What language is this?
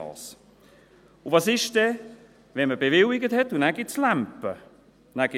Swiss German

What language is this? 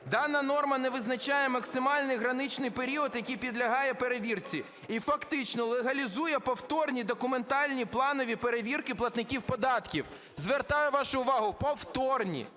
Ukrainian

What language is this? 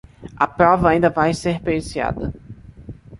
Portuguese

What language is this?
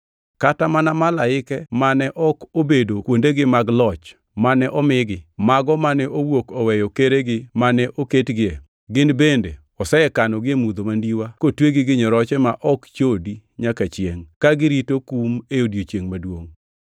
Luo (Kenya and Tanzania)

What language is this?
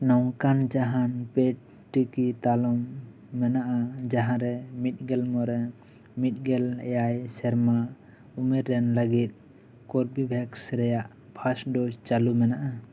Santali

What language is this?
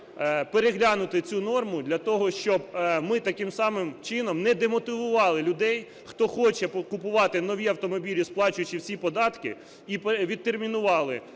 Ukrainian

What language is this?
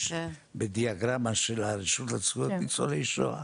Hebrew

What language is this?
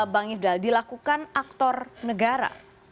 Indonesian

